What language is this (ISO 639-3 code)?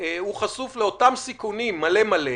heb